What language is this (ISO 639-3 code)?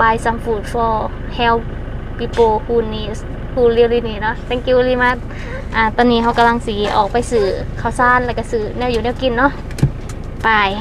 tha